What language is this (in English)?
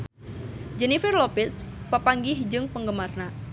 Sundanese